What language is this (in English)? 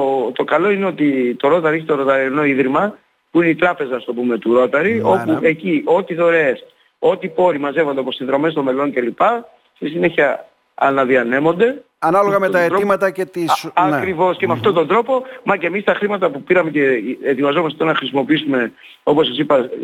Greek